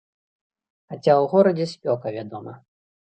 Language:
Belarusian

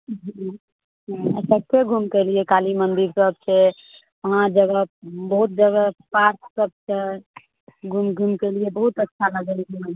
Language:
Maithili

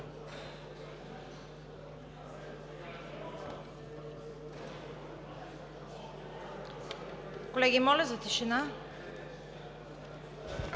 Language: Bulgarian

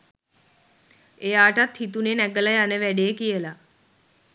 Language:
Sinhala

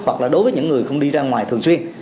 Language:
Vietnamese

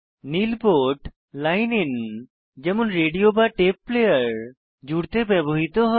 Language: Bangla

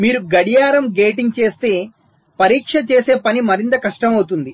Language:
Telugu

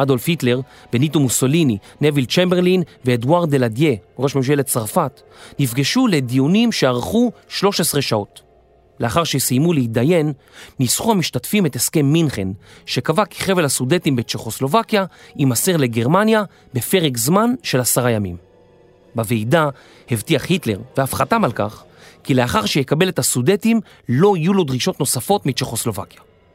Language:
Hebrew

